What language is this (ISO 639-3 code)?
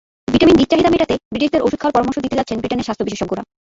ben